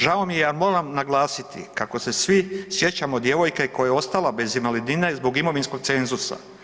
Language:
Croatian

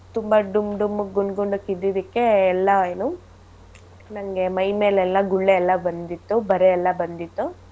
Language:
Kannada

